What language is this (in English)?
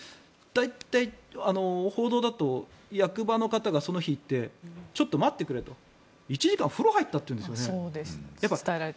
Japanese